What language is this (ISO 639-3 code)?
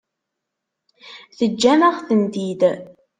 kab